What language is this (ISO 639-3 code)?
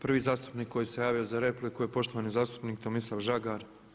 hrv